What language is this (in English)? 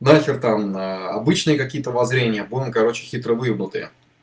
Russian